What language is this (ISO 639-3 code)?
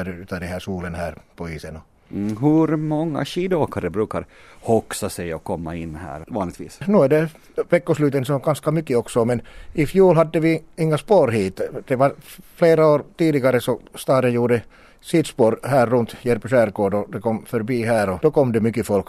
swe